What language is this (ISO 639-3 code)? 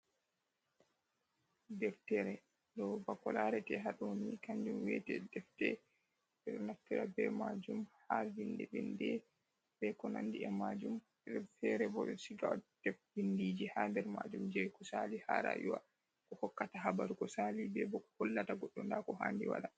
ful